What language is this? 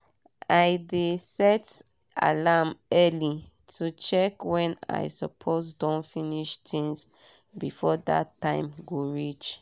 Nigerian Pidgin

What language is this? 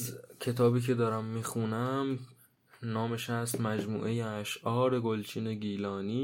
Persian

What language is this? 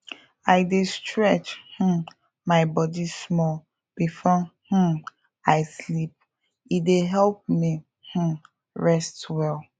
Nigerian Pidgin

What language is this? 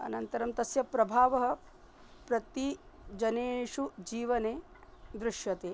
Sanskrit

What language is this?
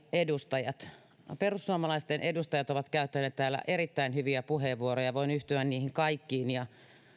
Finnish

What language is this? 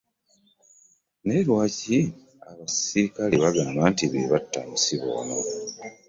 Ganda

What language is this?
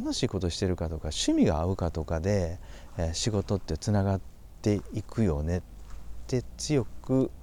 Japanese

